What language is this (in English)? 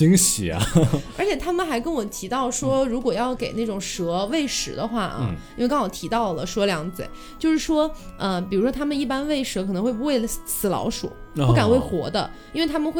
Chinese